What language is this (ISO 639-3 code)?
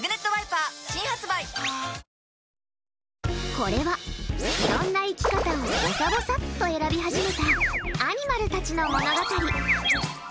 jpn